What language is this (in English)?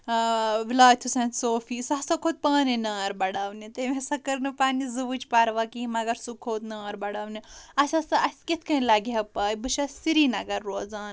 Kashmiri